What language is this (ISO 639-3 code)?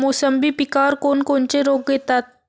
mar